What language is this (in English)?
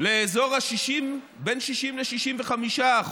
Hebrew